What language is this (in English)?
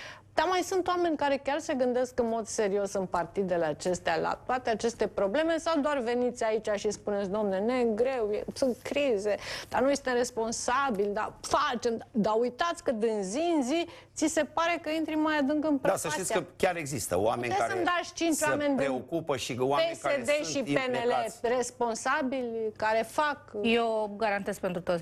Romanian